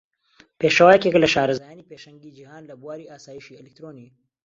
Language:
Central Kurdish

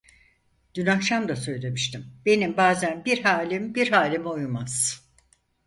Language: Turkish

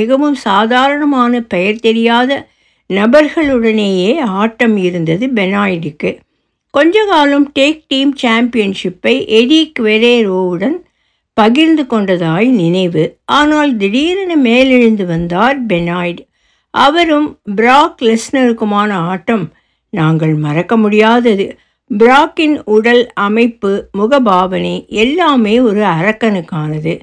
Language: Tamil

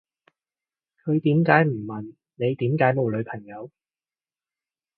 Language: Cantonese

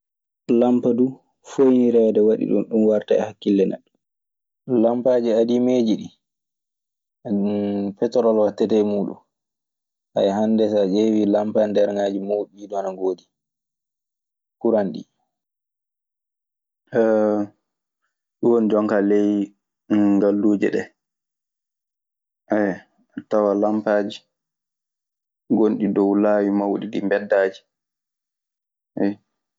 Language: Maasina Fulfulde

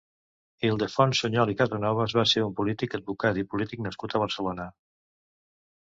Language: Catalan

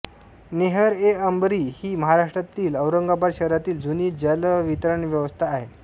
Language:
Marathi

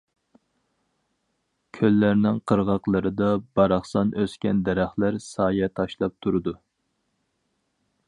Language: Uyghur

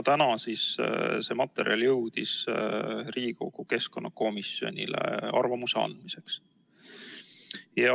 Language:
Estonian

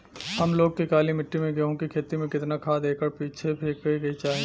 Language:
Bhojpuri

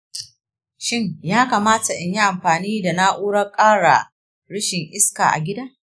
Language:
Hausa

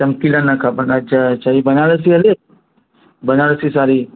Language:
Sindhi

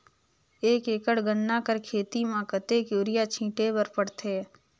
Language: Chhattisgarhi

